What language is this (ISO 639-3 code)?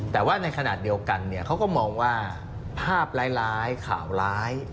tha